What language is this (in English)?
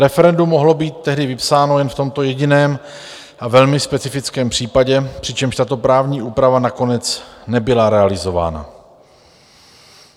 Czech